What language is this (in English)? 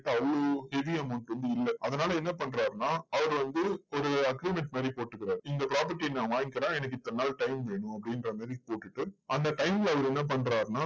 Tamil